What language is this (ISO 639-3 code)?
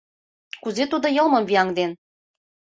chm